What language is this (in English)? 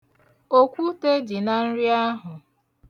Igbo